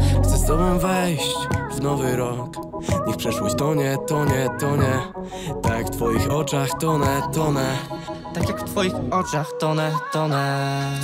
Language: Polish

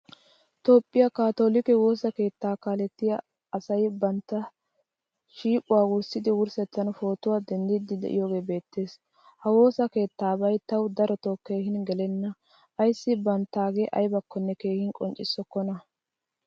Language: Wolaytta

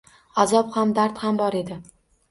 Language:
Uzbek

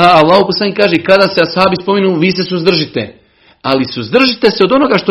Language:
Croatian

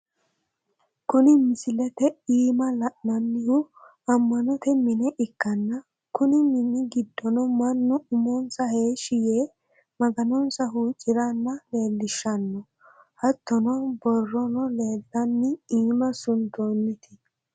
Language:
Sidamo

